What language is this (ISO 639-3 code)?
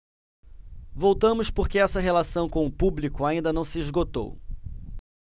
por